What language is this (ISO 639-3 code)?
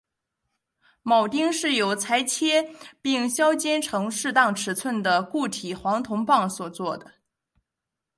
zho